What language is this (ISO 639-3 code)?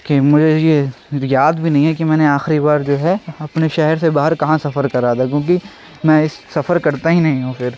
urd